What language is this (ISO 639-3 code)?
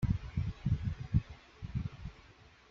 kab